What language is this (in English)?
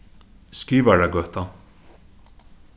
Faroese